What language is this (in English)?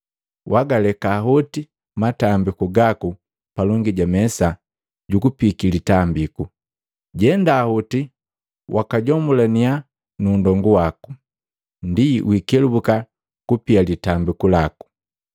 Matengo